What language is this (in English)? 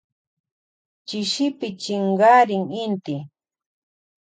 Loja Highland Quichua